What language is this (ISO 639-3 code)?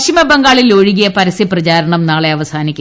mal